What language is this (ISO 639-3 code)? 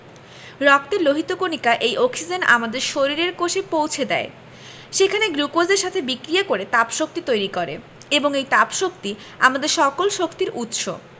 ben